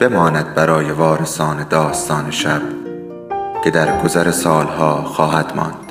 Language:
Persian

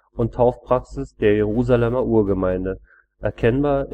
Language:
German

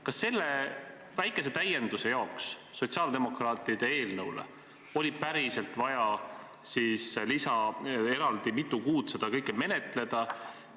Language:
Estonian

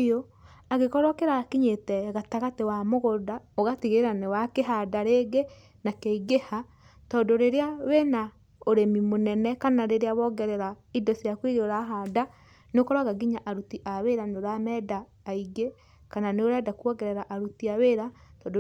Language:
Kikuyu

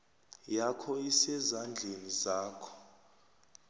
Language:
South Ndebele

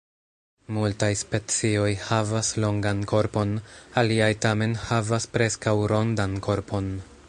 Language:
Esperanto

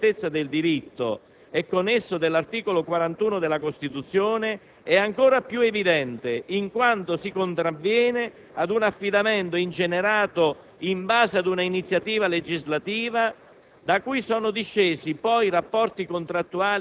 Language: Italian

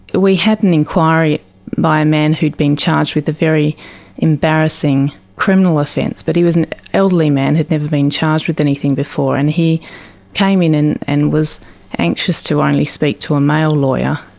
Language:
English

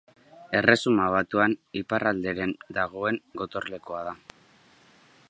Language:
Basque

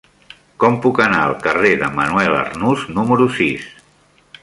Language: Catalan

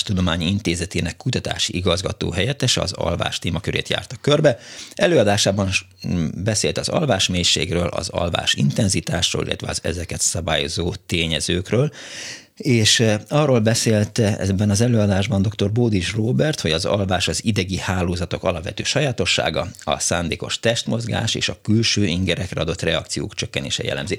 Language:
Hungarian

